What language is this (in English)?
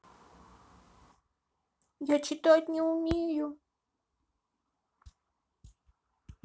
Russian